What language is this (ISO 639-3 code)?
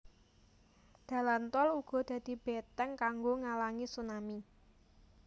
jav